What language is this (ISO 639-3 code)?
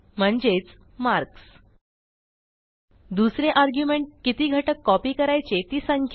mar